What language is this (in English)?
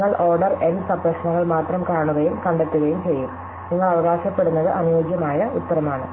Malayalam